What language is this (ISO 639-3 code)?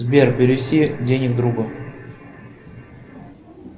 rus